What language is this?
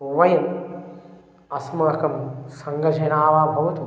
Sanskrit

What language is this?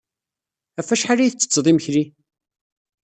Kabyle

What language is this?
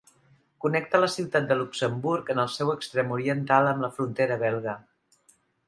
Catalan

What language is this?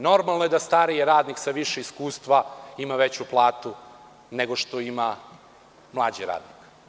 Serbian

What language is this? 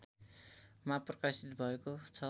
Nepali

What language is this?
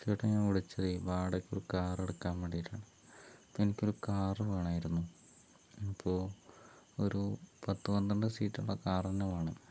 Malayalam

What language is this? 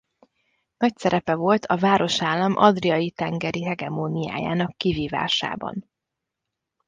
Hungarian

